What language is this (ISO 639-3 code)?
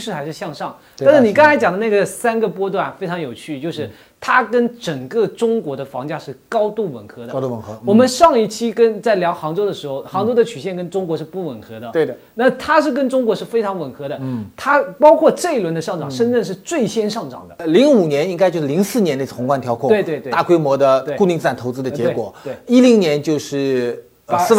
zho